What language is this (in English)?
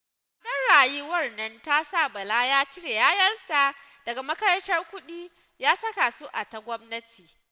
Hausa